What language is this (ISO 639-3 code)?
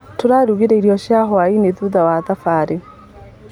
kik